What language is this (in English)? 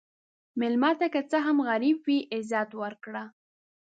Pashto